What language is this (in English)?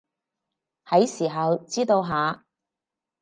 Cantonese